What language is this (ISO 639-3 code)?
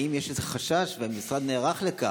heb